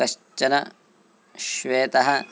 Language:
Sanskrit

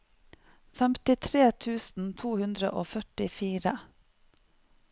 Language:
Norwegian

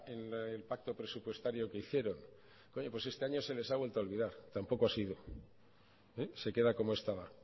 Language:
Spanish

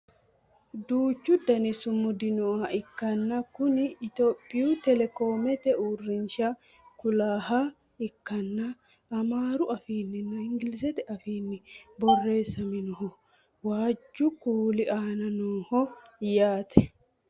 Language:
Sidamo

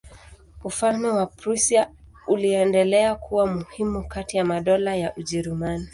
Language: Swahili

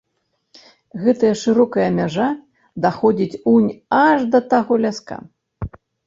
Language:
Belarusian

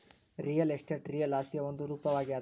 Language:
Kannada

